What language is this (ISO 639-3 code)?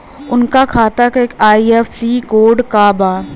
bho